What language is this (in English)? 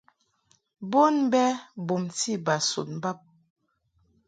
Mungaka